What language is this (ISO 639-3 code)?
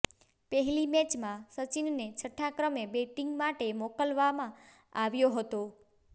guj